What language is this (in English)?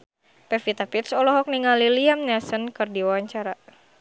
Sundanese